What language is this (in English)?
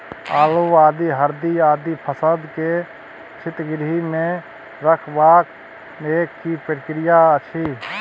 Maithili